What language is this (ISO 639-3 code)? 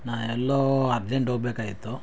kan